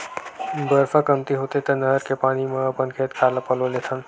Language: Chhattisgarhi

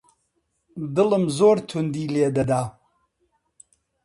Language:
Central Kurdish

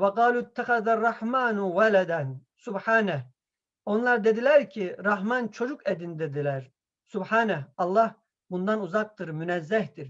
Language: Turkish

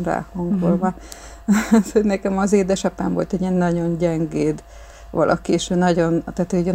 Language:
Hungarian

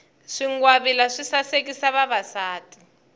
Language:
Tsonga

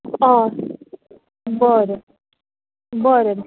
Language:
Konkani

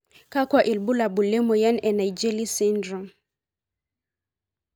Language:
Masai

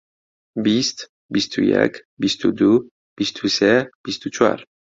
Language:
Central Kurdish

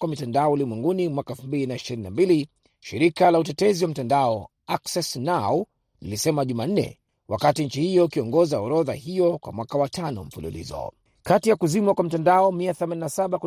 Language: Swahili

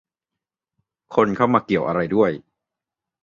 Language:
Thai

